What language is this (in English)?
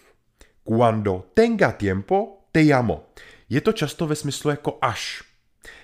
Czech